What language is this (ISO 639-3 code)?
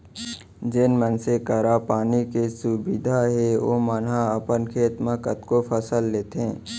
hne